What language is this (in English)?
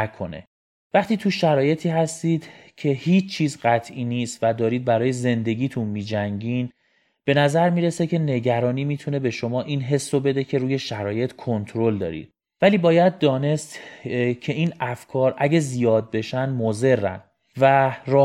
Persian